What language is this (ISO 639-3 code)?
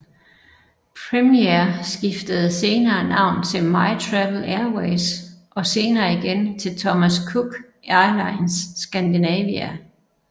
dan